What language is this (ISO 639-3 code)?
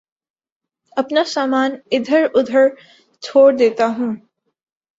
urd